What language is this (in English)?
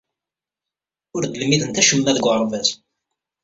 Kabyle